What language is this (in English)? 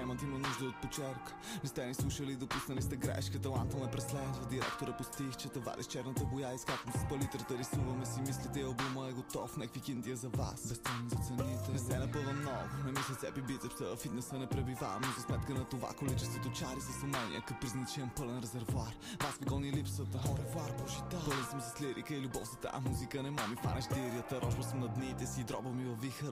Bulgarian